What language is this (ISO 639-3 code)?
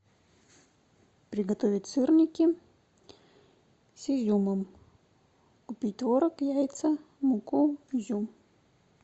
rus